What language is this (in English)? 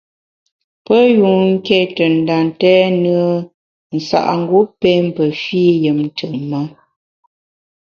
Bamun